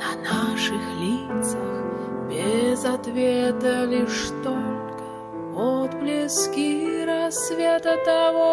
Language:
Russian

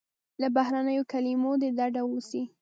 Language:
Pashto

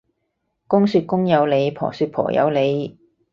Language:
Cantonese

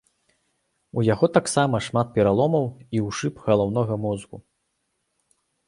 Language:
Belarusian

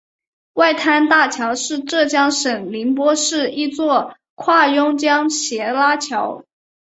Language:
Chinese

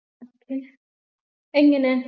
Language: Malayalam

